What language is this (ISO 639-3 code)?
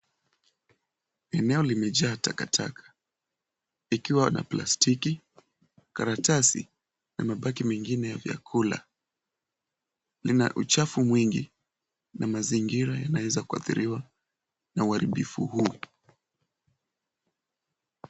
swa